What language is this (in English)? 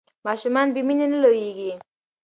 Pashto